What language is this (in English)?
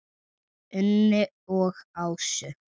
Icelandic